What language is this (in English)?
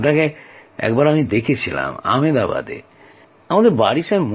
Bangla